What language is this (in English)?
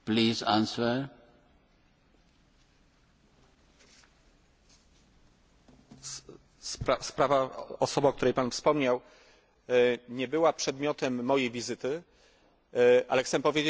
Polish